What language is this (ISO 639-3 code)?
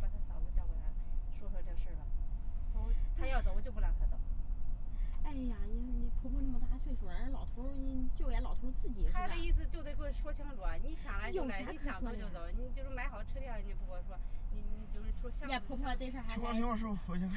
zho